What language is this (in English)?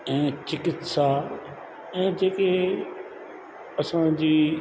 Sindhi